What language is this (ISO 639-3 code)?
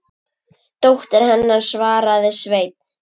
isl